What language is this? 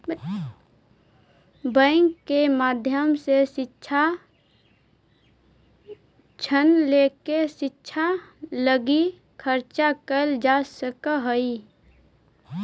Magahi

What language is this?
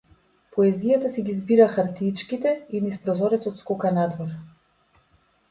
Macedonian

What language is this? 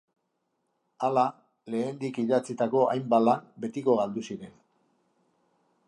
Basque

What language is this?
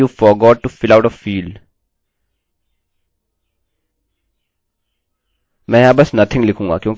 Hindi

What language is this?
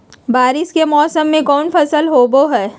Magahi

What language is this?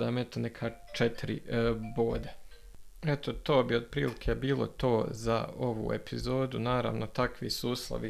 Croatian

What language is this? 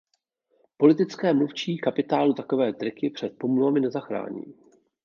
Czech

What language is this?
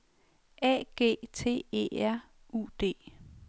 Danish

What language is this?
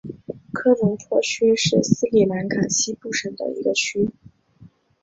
Chinese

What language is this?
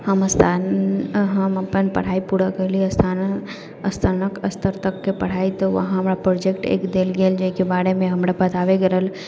Maithili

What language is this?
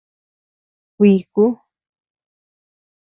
Tepeuxila Cuicatec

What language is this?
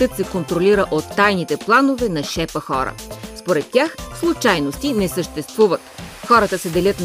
Bulgarian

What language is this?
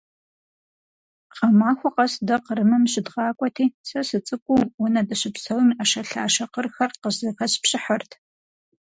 Kabardian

